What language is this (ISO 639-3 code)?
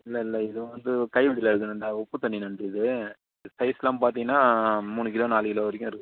tam